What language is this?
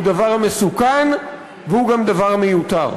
Hebrew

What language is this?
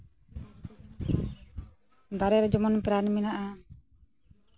Santali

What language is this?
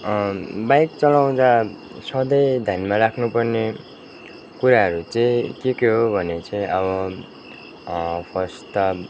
Nepali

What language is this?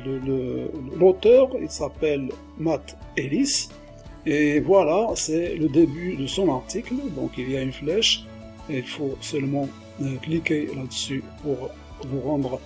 French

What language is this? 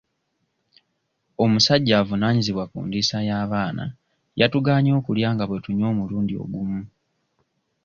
Ganda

